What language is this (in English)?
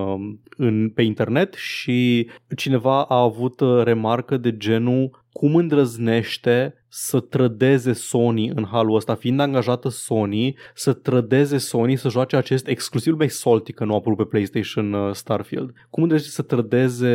Romanian